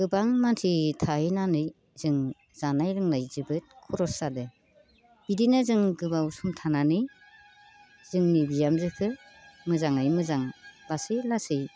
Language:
Bodo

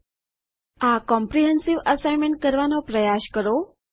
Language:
Gujarati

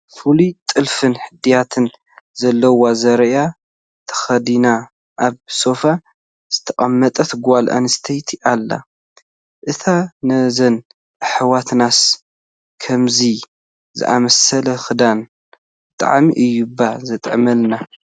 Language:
Tigrinya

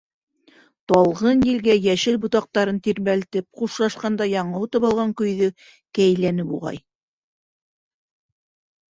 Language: Bashkir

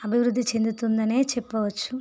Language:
Telugu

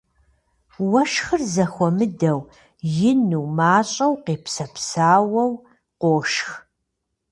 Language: Kabardian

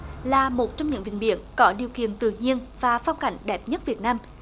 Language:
Vietnamese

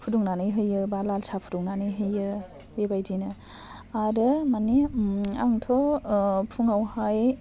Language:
Bodo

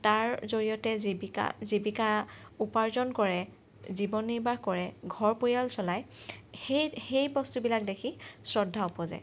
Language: Assamese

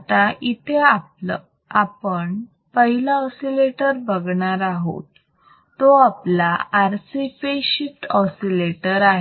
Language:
Marathi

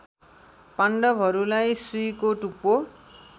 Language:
Nepali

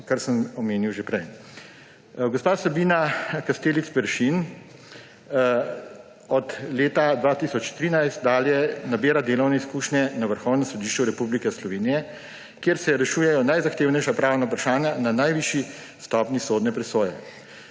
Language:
Slovenian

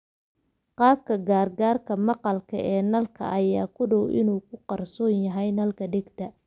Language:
Somali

